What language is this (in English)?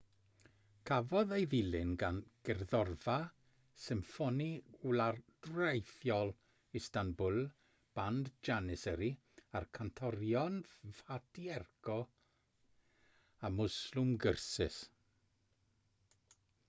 Welsh